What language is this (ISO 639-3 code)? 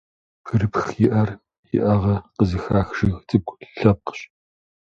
kbd